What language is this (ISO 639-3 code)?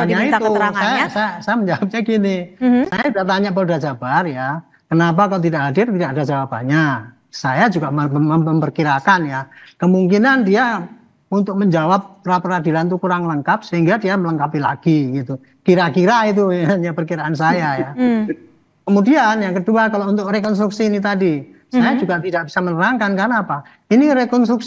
ind